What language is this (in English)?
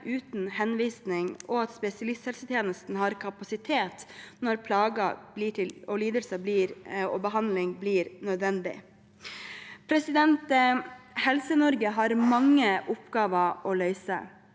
Norwegian